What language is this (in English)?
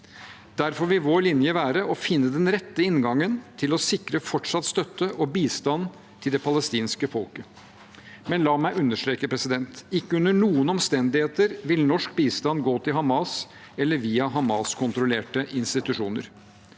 Norwegian